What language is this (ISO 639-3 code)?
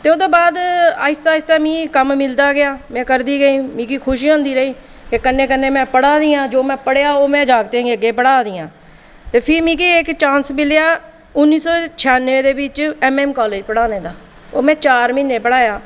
doi